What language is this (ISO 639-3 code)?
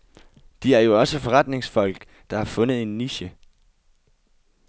dan